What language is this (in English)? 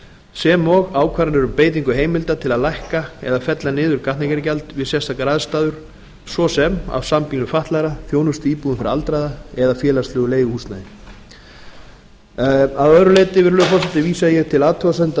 Icelandic